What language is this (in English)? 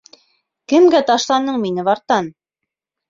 Bashkir